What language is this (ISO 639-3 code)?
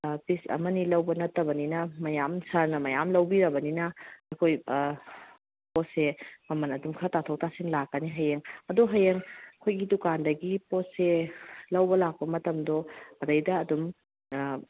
mni